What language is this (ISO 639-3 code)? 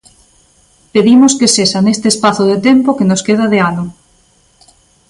glg